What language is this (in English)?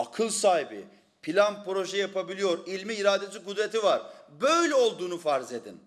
Turkish